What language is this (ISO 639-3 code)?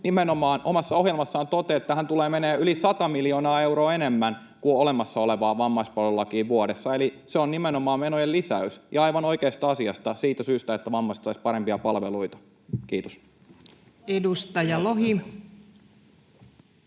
fin